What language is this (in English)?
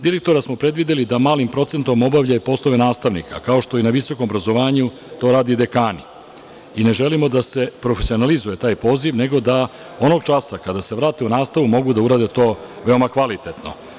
Serbian